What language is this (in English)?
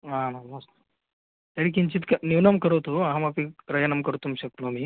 Sanskrit